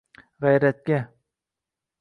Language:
Uzbek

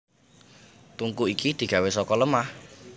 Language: Javanese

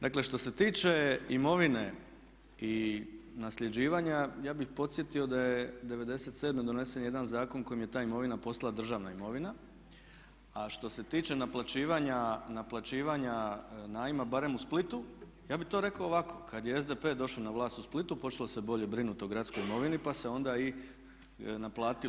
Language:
Croatian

